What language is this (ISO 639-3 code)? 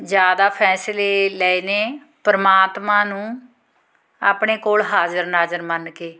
pan